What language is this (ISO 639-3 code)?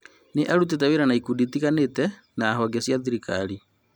kik